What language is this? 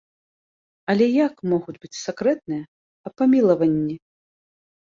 Belarusian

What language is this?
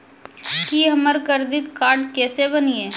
Maithili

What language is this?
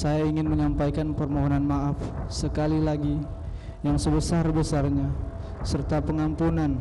Indonesian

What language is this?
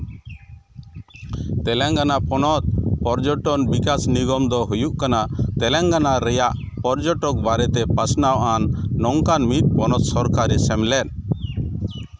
Santali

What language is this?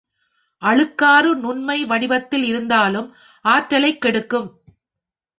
Tamil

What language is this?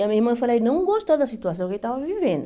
Portuguese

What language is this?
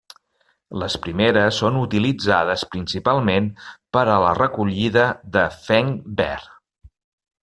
Catalan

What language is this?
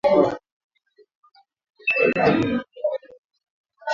Swahili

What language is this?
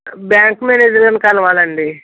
Telugu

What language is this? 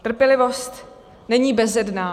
Czech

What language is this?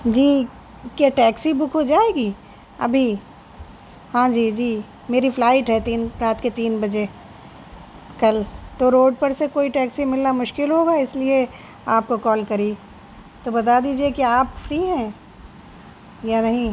Urdu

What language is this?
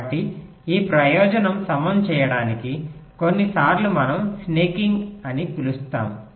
Telugu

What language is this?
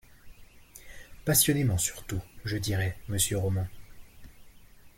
French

